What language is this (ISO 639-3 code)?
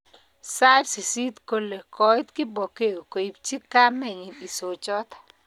kln